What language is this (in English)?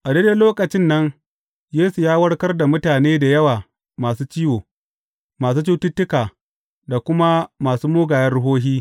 Hausa